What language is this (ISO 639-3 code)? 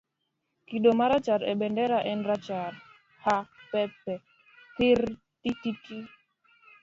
luo